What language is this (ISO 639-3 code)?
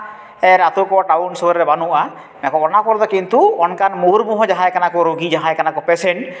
sat